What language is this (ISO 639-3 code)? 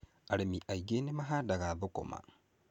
kik